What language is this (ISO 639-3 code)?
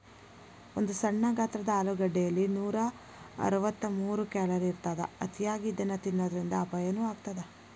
kan